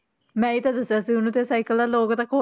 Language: Punjabi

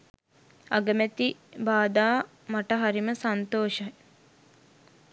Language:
Sinhala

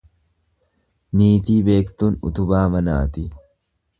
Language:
Oromo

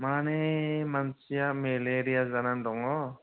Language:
Bodo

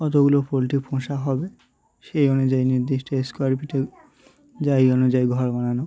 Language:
Bangla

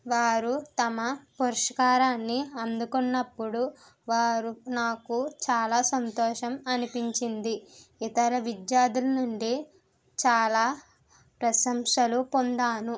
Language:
Telugu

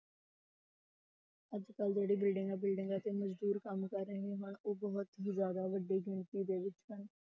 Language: Punjabi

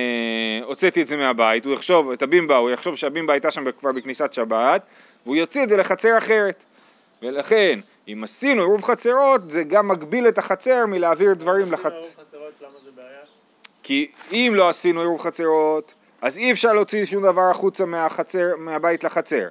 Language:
Hebrew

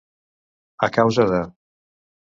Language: Catalan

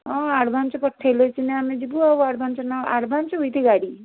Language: Odia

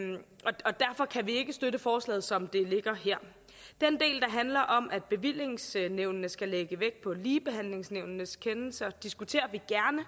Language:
Danish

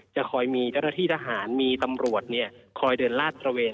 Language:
Thai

